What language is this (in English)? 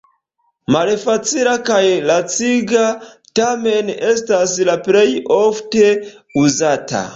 Esperanto